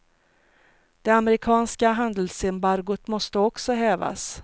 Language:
Swedish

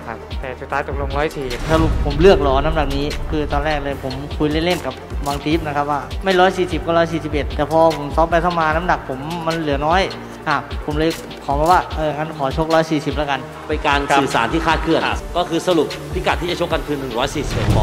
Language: Thai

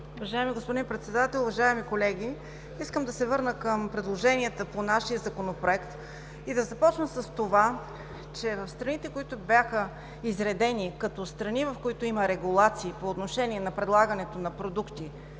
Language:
Bulgarian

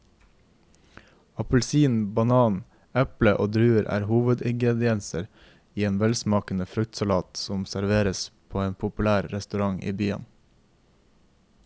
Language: Norwegian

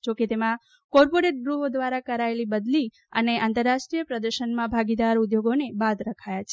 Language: Gujarati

